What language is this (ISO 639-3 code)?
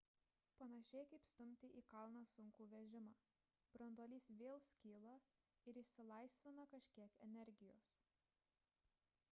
lit